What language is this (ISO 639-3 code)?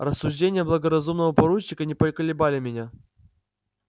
rus